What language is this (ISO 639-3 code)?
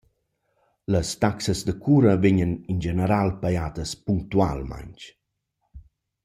roh